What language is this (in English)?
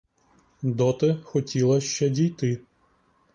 Ukrainian